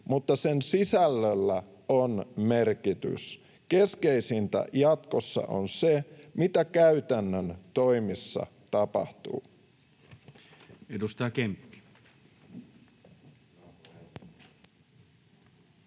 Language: Finnish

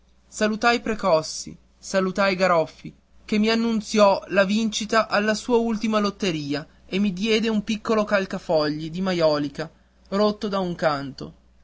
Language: Italian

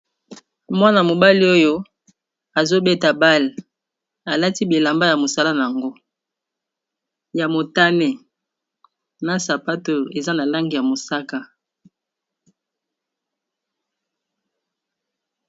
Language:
Lingala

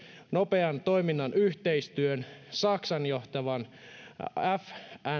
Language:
Finnish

